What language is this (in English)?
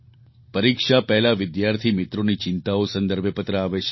Gujarati